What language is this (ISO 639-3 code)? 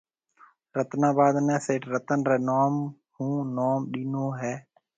mve